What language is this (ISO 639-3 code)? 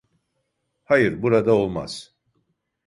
tur